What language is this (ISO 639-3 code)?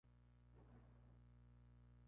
spa